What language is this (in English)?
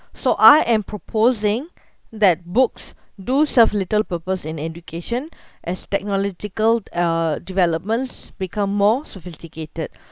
English